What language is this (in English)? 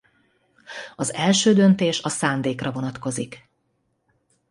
Hungarian